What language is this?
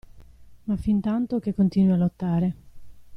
Italian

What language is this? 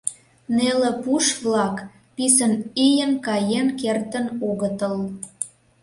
Mari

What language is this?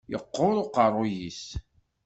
Kabyle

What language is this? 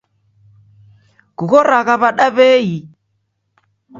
Taita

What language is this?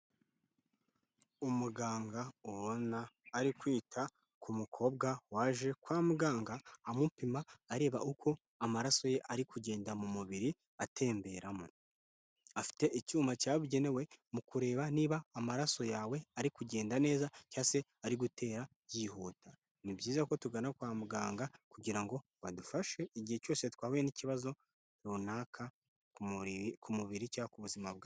Kinyarwanda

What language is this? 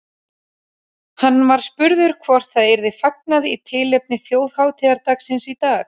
Icelandic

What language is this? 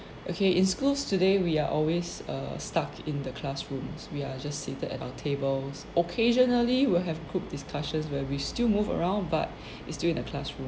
English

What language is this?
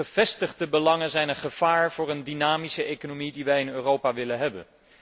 Dutch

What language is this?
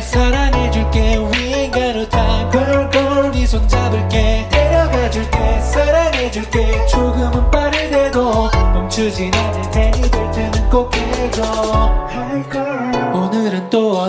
Dutch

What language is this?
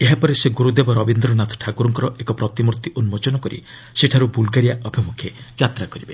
Odia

